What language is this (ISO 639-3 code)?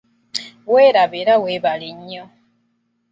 lug